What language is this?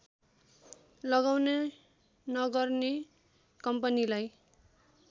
Nepali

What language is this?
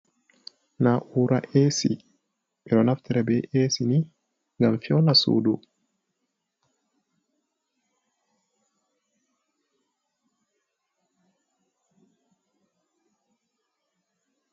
Fula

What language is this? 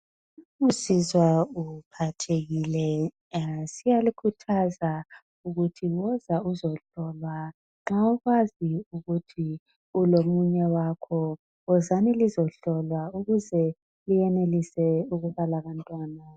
North Ndebele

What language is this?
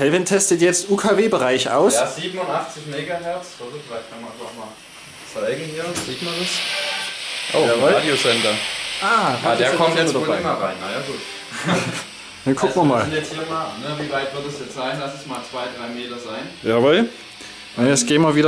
German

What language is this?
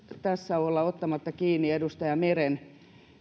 Finnish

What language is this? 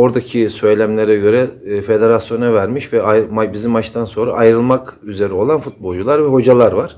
Turkish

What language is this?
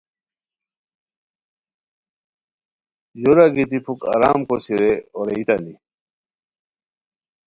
Khowar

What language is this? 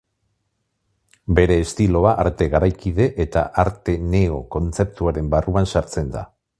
Basque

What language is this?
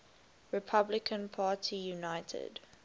English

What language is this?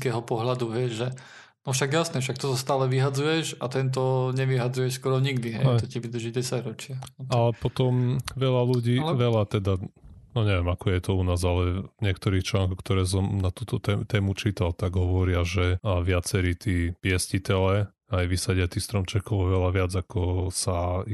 Slovak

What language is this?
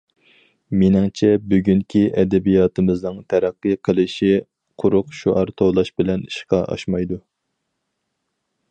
Uyghur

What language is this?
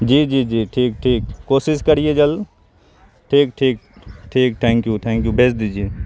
Urdu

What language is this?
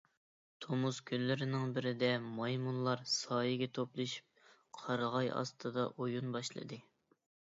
Uyghur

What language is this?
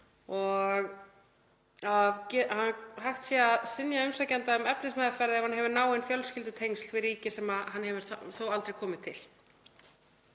Icelandic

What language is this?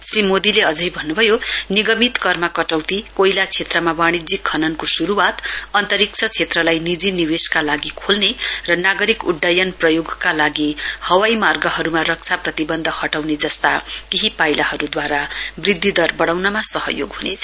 Nepali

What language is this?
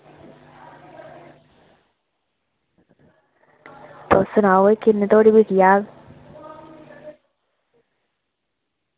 Dogri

